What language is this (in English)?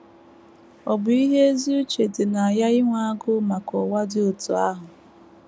Igbo